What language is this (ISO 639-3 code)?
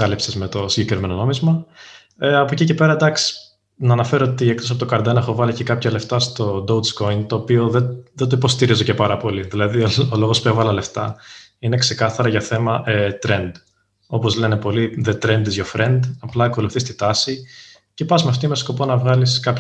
ell